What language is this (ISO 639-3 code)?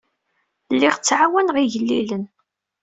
kab